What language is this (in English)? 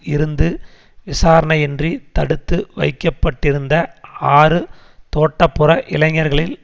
Tamil